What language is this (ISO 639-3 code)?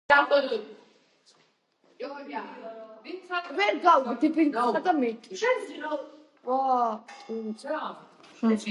kat